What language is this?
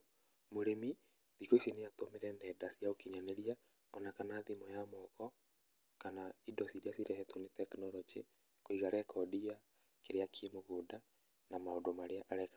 Kikuyu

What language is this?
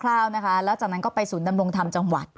Thai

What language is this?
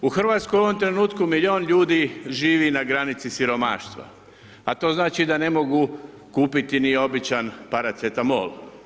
Croatian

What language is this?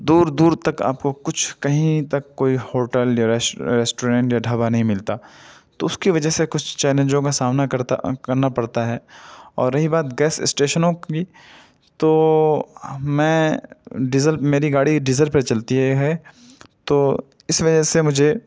Urdu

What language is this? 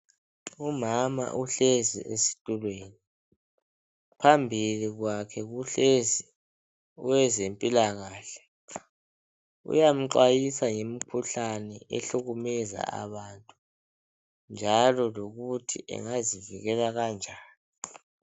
North Ndebele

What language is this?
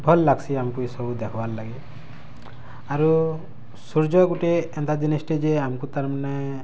Odia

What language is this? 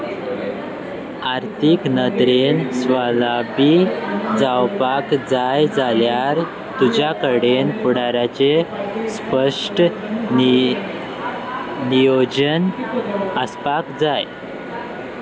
Konkani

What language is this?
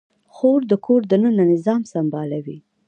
Pashto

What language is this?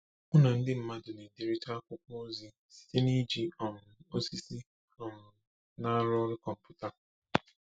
Igbo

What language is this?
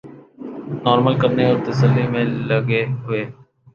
Urdu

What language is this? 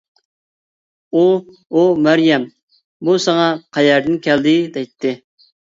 Uyghur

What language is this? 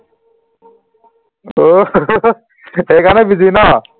Assamese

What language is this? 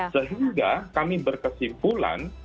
Indonesian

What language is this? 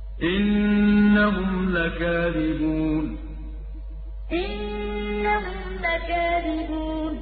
Arabic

